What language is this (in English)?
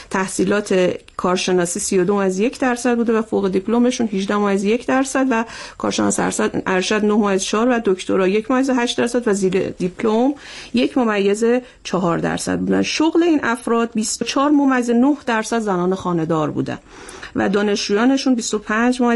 Persian